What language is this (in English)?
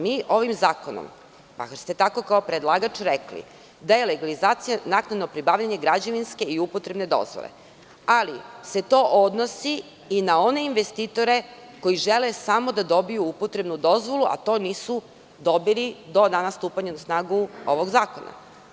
Serbian